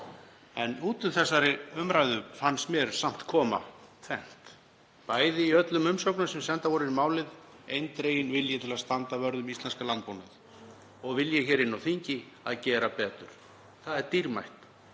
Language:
Icelandic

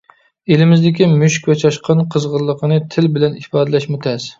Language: Uyghur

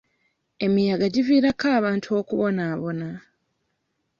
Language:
Ganda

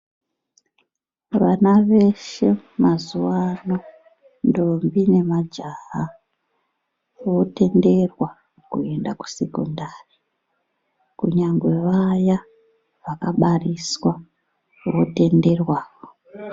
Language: Ndau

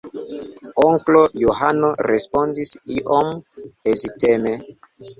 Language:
Esperanto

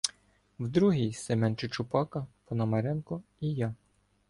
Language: Ukrainian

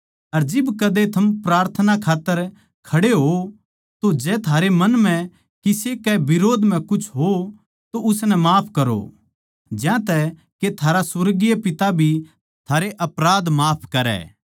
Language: Haryanvi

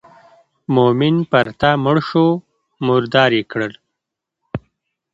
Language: Pashto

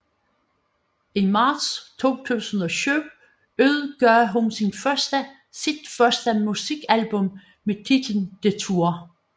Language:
Danish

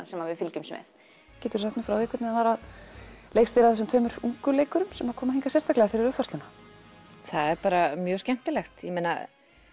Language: Icelandic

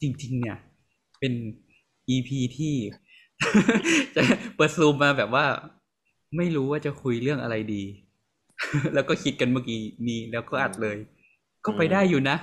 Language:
Thai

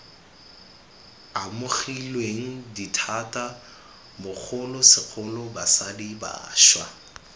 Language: Tswana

